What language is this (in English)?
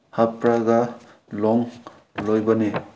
Manipuri